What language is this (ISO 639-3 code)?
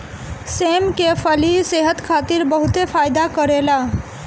bho